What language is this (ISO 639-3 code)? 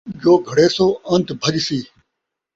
skr